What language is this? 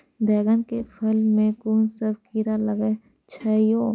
Maithili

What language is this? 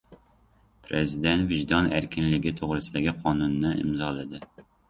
Uzbek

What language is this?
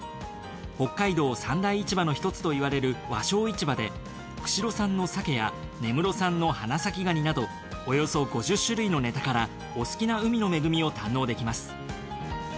Japanese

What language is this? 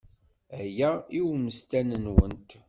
Kabyle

